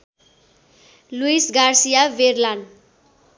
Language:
Nepali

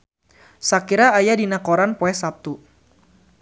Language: Sundanese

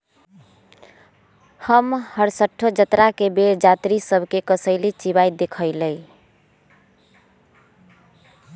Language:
Magahi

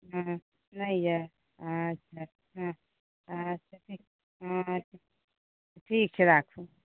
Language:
Maithili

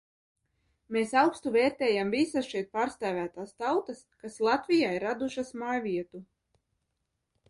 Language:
Latvian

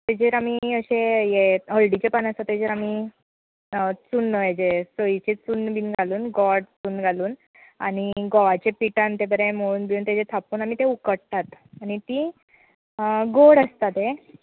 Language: Konkani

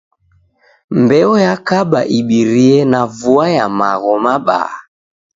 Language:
Taita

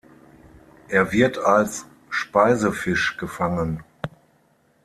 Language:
German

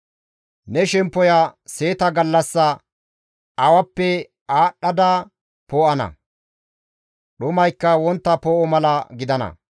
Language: Gamo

